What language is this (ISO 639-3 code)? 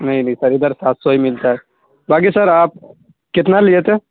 urd